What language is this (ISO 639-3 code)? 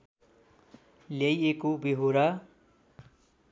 nep